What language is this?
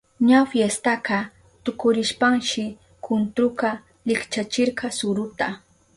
Southern Pastaza Quechua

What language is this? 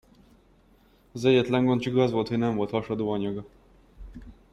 Hungarian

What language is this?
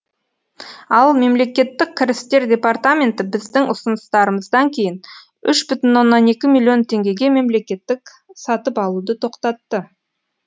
Kazakh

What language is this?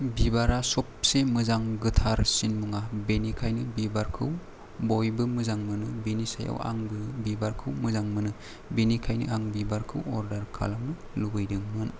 Bodo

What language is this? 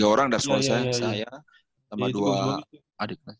Indonesian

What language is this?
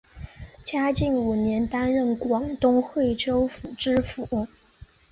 Chinese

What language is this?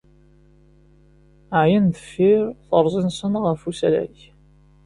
Kabyle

